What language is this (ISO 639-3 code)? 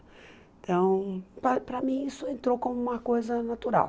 por